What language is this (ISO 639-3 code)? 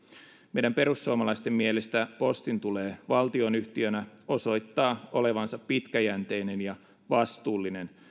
fin